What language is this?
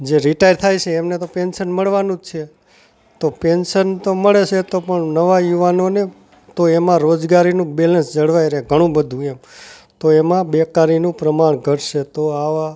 Gujarati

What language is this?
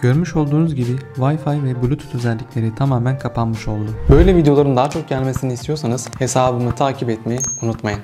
Turkish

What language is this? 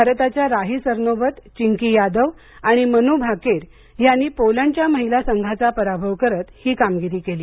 Marathi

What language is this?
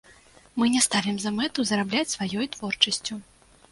Belarusian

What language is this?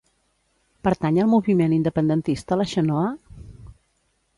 Catalan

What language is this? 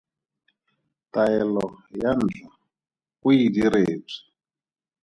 Tswana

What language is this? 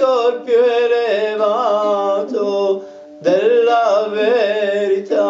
Italian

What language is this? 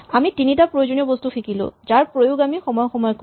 Assamese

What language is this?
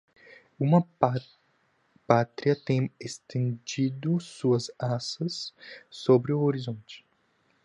Portuguese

